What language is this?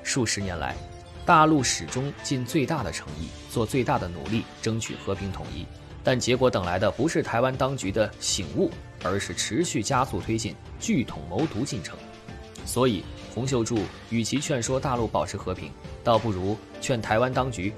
Chinese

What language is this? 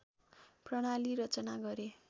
Nepali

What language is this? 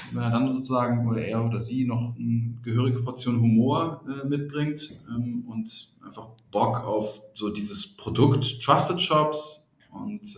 German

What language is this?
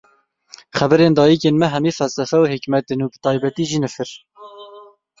Kurdish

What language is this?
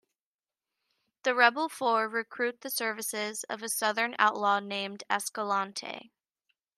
English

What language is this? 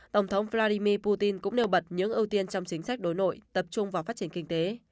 Vietnamese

